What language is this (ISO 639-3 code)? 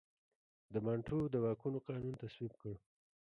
pus